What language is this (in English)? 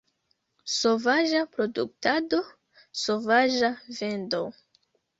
Esperanto